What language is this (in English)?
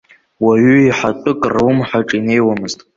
Abkhazian